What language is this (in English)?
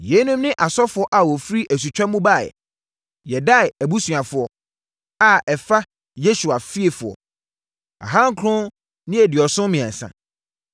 Akan